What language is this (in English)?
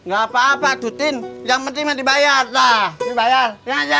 Indonesian